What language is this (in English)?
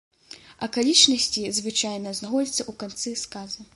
Belarusian